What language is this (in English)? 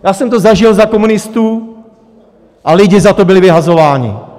Czech